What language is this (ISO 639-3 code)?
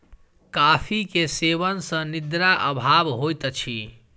mai